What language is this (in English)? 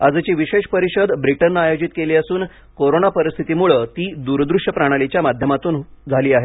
Marathi